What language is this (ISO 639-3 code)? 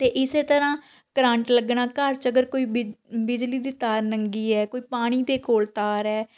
pan